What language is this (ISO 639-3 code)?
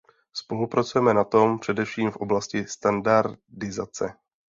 ces